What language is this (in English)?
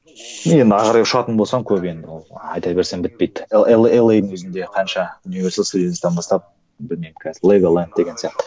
Kazakh